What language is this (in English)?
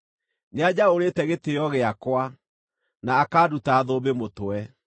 Kikuyu